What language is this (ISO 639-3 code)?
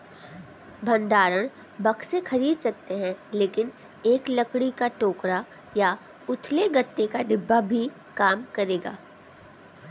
hin